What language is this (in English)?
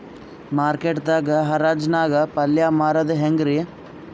Kannada